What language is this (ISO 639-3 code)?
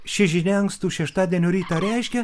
lit